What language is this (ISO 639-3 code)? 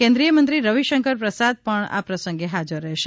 guj